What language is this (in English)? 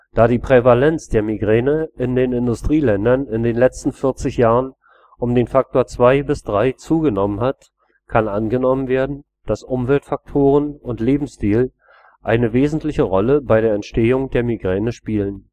German